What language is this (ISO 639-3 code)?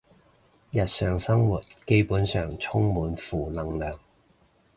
yue